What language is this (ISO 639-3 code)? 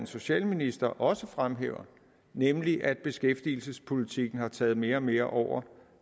dan